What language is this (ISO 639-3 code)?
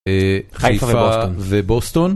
heb